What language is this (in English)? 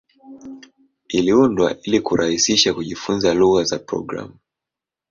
Swahili